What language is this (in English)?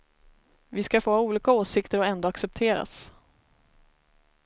Swedish